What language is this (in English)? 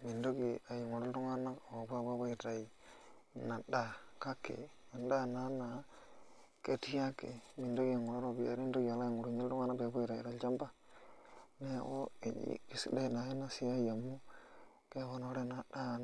Masai